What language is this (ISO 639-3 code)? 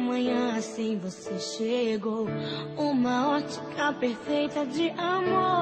por